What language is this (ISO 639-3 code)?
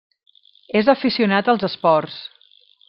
cat